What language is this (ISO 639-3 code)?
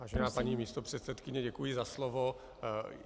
ces